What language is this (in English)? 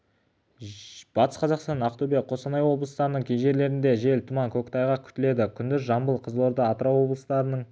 Kazakh